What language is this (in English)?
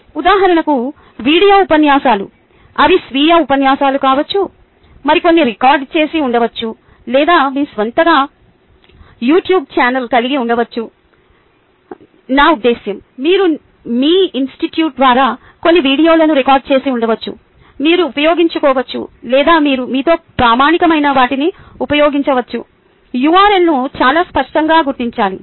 Telugu